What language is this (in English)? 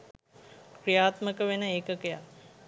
Sinhala